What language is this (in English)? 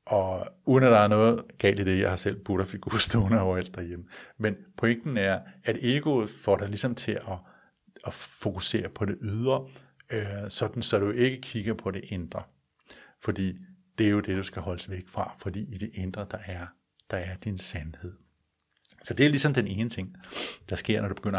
Danish